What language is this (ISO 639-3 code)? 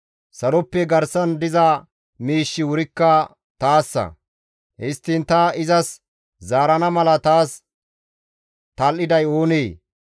gmv